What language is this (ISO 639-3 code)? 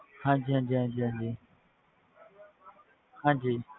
pan